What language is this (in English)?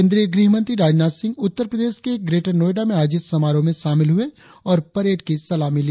Hindi